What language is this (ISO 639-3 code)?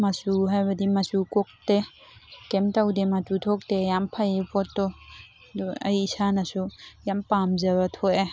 mni